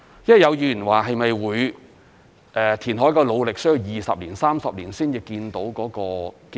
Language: Cantonese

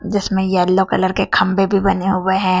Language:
Hindi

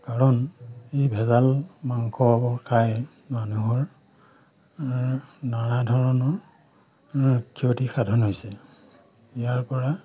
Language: Assamese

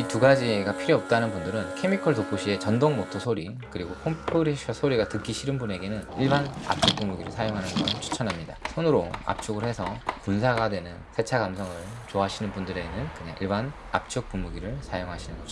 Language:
Korean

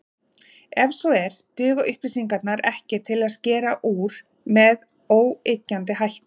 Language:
Icelandic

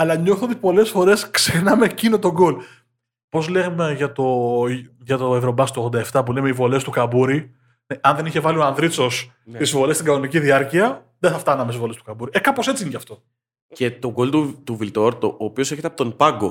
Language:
Greek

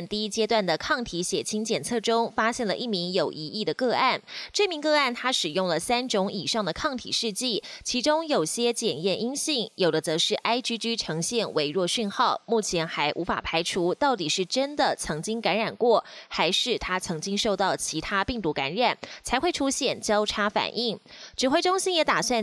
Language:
Chinese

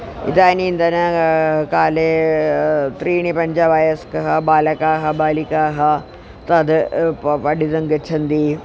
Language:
Sanskrit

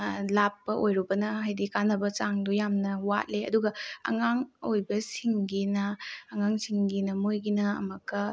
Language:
Manipuri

